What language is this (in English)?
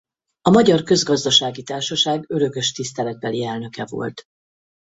Hungarian